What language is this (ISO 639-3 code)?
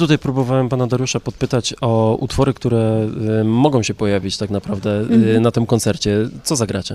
pol